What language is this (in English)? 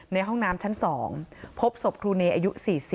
Thai